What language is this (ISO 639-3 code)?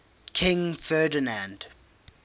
eng